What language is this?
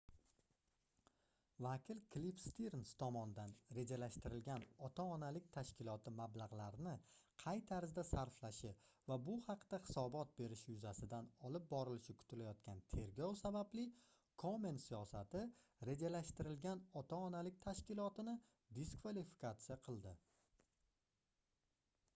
Uzbek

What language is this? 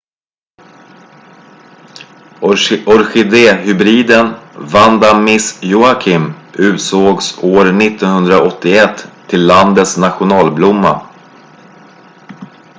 Swedish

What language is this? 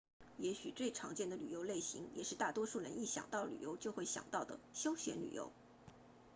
Chinese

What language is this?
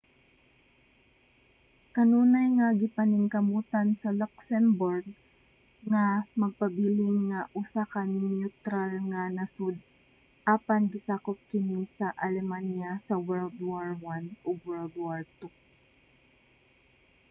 Cebuano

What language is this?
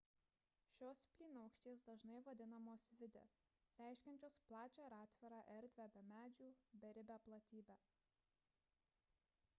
Lithuanian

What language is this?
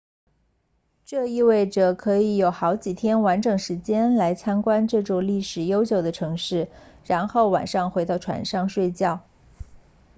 Chinese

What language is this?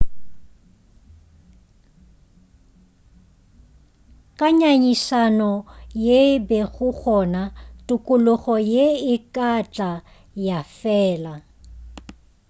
Northern Sotho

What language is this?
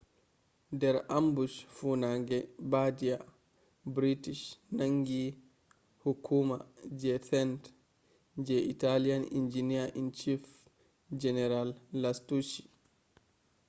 Fula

